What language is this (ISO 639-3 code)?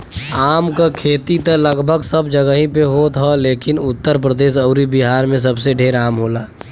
bho